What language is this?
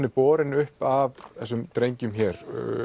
Icelandic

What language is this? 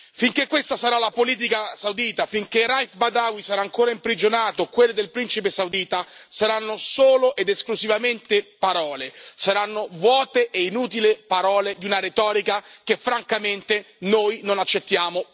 Italian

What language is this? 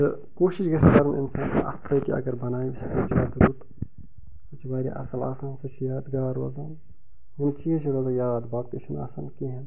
Kashmiri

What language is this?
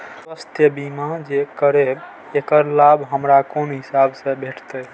Maithili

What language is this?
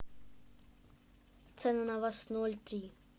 Russian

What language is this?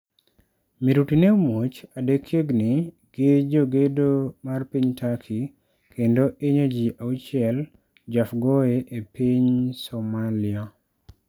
Luo (Kenya and Tanzania)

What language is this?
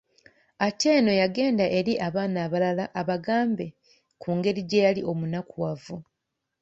Ganda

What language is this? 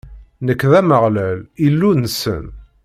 Kabyle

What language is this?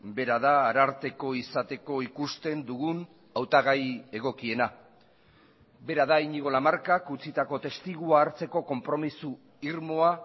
Basque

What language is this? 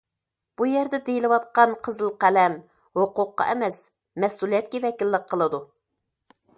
Uyghur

